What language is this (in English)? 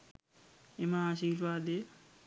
Sinhala